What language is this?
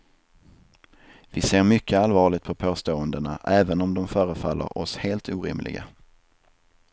Swedish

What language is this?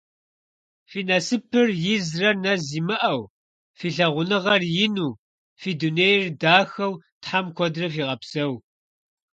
Kabardian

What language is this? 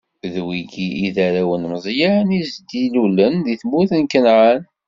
Kabyle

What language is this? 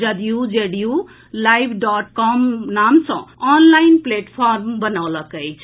Maithili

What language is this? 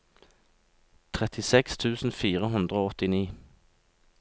Norwegian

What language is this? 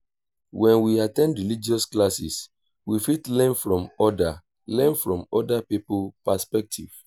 Nigerian Pidgin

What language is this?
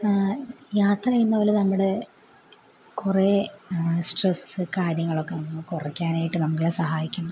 Malayalam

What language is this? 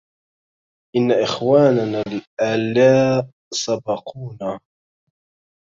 Arabic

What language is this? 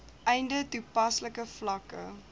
Afrikaans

